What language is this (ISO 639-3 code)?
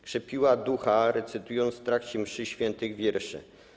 pol